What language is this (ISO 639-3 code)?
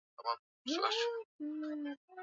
swa